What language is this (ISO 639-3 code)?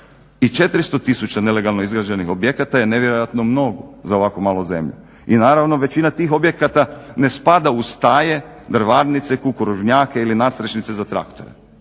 hrv